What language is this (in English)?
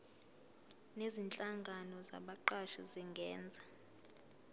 Zulu